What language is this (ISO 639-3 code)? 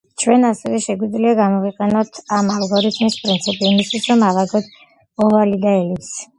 kat